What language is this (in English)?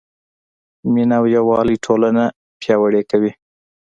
Pashto